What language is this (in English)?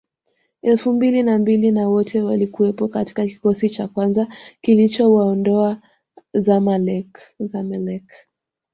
Swahili